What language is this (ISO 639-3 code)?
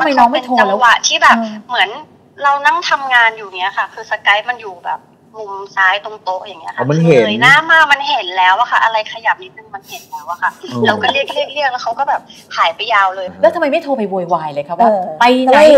tha